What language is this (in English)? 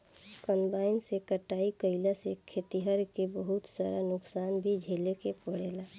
Bhojpuri